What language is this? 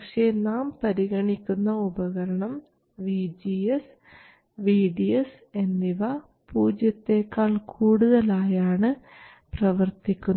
Malayalam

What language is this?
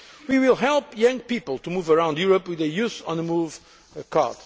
English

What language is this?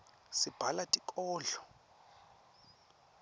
Swati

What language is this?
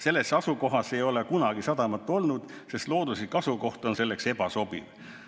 Estonian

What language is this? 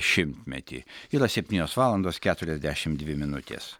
Lithuanian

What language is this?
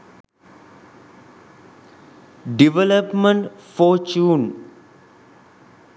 Sinhala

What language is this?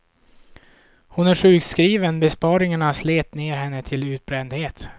Swedish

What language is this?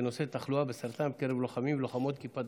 Hebrew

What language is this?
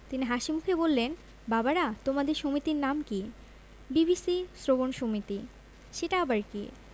Bangla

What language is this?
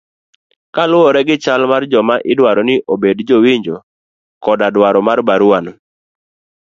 Luo (Kenya and Tanzania)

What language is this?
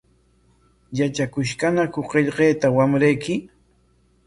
Corongo Ancash Quechua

